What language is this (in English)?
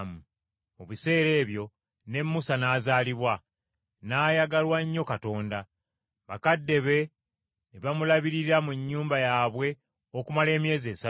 Ganda